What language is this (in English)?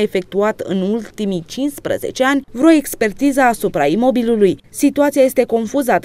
Romanian